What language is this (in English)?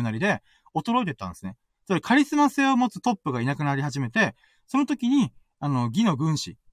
Japanese